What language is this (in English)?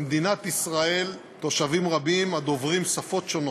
Hebrew